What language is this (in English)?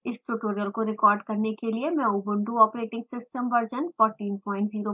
Hindi